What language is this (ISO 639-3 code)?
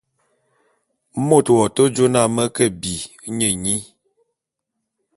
bum